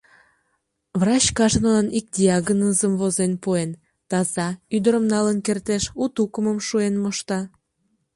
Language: Mari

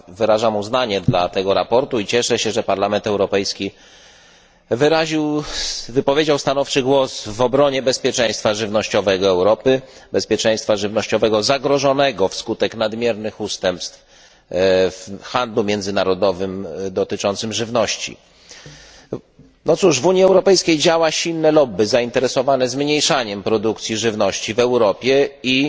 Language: Polish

